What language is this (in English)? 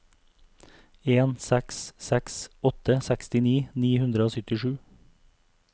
Norwegian